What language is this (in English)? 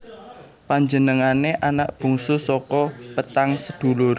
Javanese